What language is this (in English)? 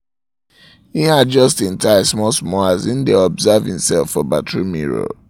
Nigerian Pidgin